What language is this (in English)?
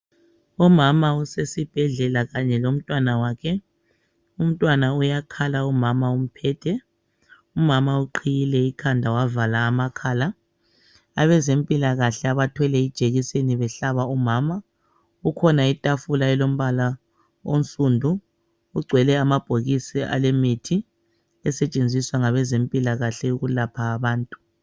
North Ndebele